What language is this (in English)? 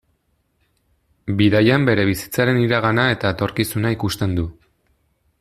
Basque